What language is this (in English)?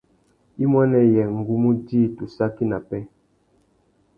Tuki